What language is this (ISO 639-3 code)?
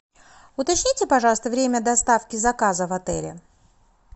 rus